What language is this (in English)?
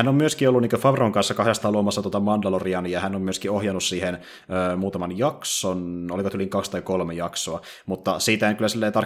Finnish